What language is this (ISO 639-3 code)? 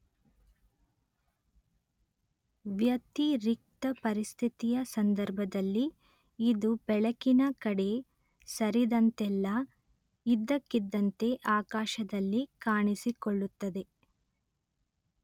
kan